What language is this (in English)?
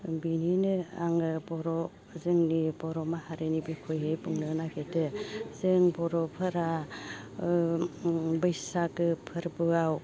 Bodo